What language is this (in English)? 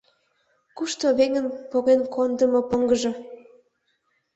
Mari